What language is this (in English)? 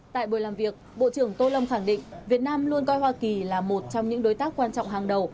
Vietnamese